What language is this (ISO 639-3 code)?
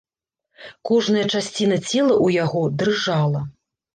bel